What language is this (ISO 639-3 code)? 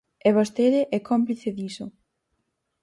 glg